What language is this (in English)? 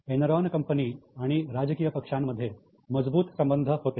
Marathi